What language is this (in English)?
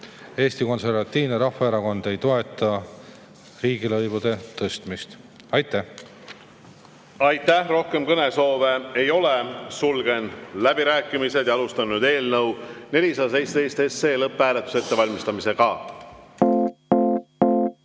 Estonian